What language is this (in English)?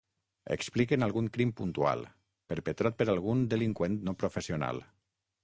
Catalan